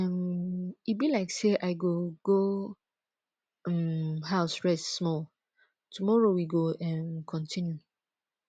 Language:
Nigerian Pidgin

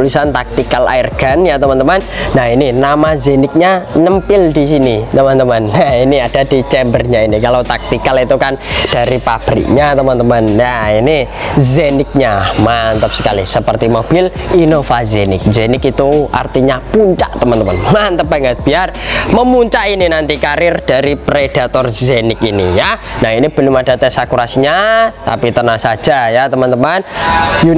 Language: Indonesian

